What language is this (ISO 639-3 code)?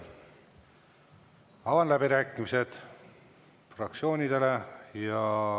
est